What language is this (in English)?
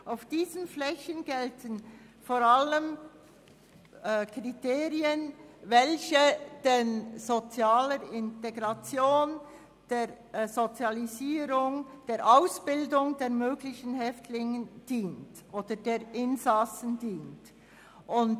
Swiss German